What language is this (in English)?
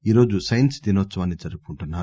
Telugu